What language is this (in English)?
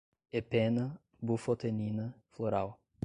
Portuguese